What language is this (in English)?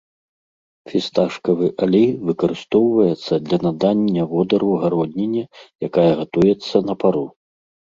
Belarusian